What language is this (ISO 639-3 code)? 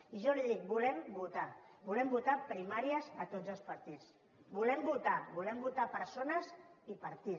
cat